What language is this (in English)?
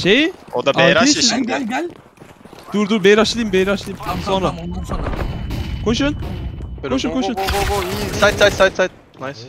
Turkish